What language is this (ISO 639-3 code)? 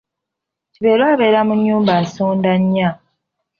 lug